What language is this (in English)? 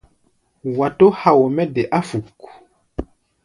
Gbaya